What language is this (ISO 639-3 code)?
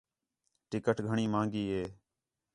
xhe